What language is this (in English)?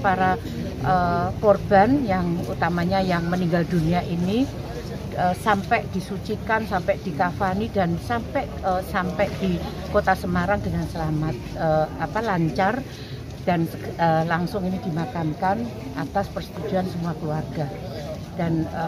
Indonesian